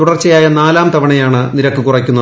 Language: Malayalam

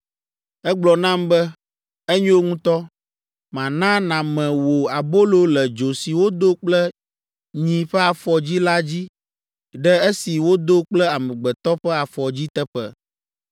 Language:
Ewe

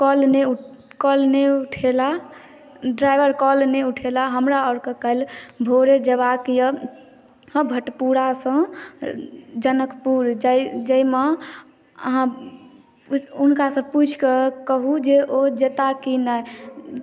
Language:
Maithili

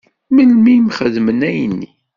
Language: Kabyle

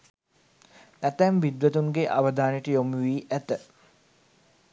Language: Sinhala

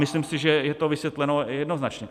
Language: Czech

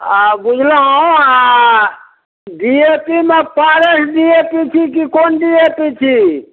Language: Maithili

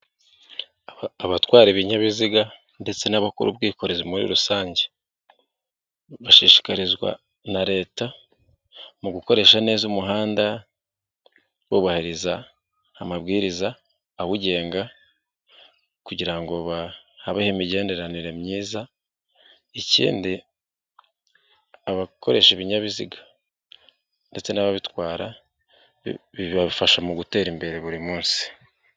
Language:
Kinyarwanda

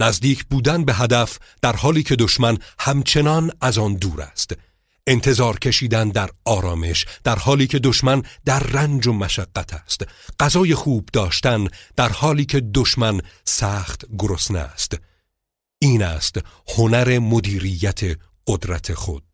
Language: Persian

